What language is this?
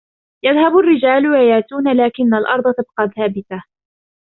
Arabic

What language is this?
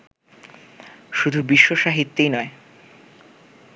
Bangla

